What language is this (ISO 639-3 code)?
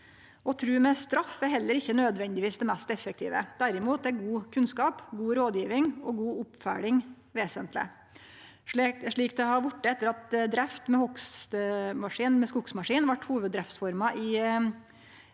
nor